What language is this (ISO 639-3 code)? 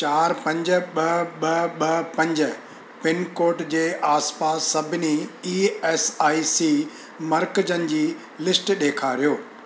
snd